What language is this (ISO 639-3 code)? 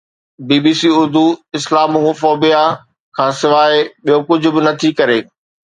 snd